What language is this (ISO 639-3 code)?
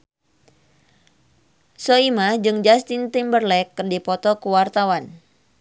sun